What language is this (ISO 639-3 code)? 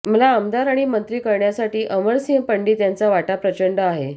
mar